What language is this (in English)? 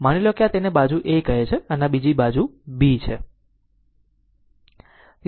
Gujarati